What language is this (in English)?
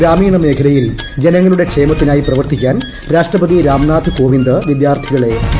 Malayalam